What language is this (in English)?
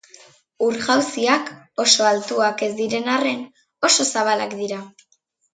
Basque